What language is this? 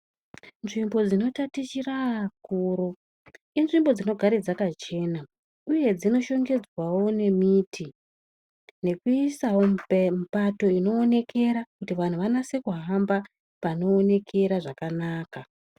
Ndau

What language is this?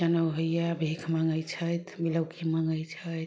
Maithili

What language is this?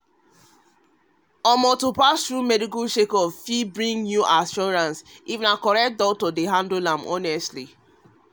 Nigerian Pidgin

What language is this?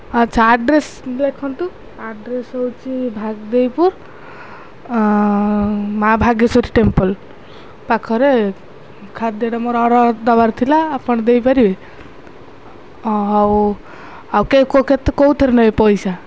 Odia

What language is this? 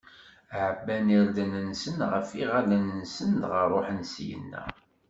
Kabyle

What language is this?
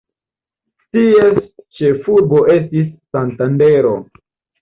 Esperanto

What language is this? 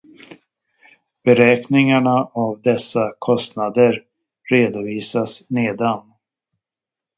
Swedish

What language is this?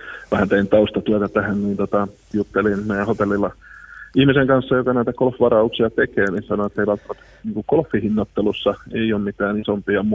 Finnish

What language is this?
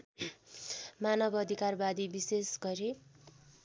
Nepali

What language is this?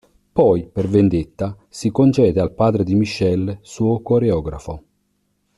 Italian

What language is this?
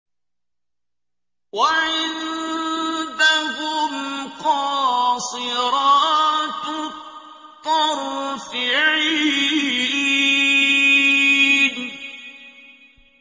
Arabic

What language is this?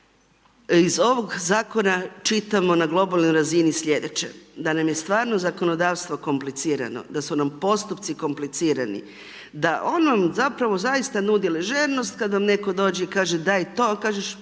Croatian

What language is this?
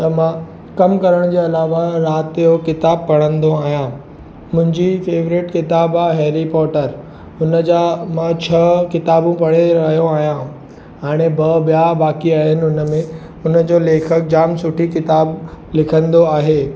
Sindhi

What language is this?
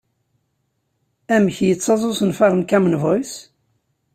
Kabyle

